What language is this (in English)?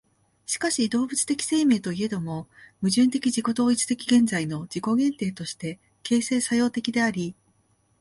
Japanese